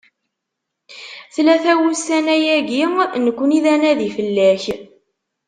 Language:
Kabyle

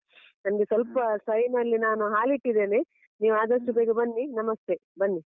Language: Kannada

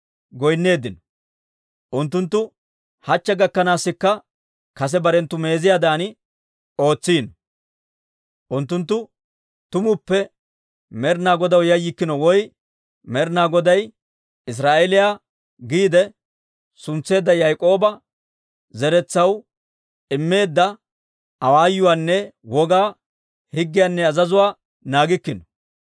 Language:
Dawro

